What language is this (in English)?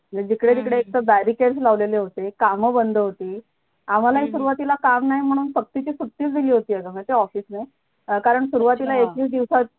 Marathi